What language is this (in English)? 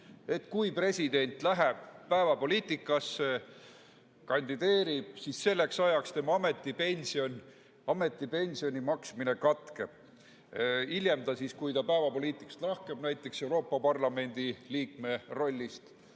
Estonian